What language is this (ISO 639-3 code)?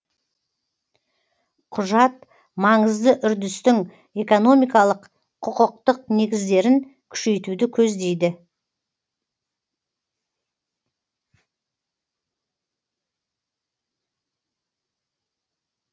kaz